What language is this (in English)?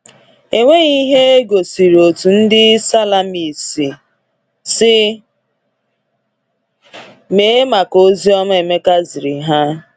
Igbo